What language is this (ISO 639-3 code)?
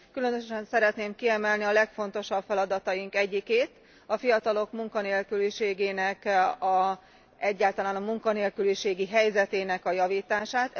hun